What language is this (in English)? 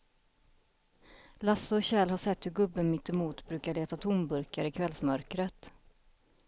Swedish